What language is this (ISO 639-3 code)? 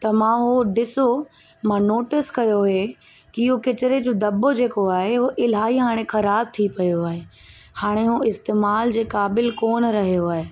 snd